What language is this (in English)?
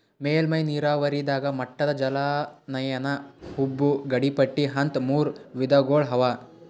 Kannada